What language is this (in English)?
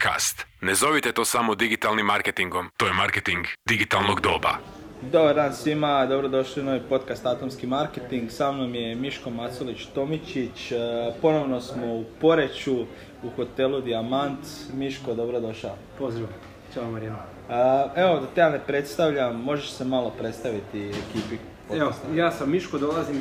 Croatian